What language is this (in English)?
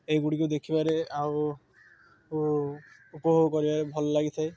Odia